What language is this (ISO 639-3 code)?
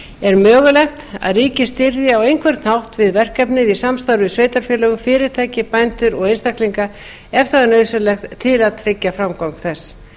isl